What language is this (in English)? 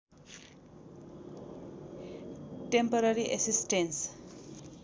Nepali